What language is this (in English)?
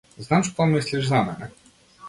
Macedonian